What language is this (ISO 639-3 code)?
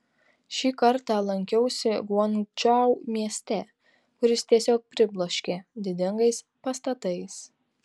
lit